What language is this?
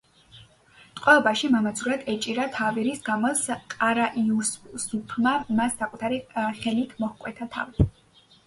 Georgian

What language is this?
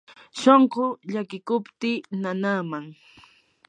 Yanahuanca Pasco Quechua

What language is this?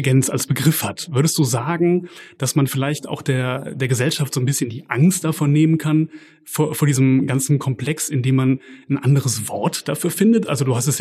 German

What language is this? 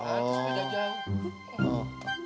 Indonesian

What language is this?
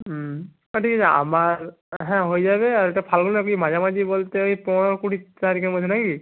Bangla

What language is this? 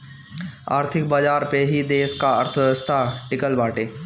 Bhojpuri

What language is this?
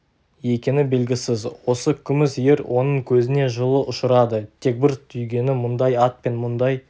Kazakh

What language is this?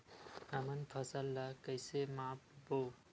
Chhattisgarhi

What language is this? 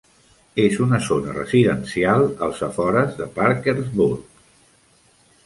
Catalan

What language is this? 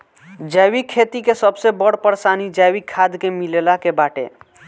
Bhojpuri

